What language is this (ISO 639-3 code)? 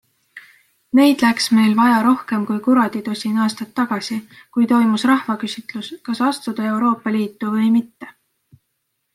est